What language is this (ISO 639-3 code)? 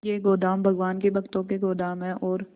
hin